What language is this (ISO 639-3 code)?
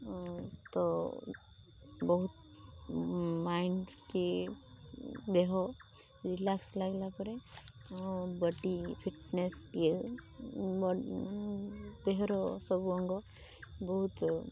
ori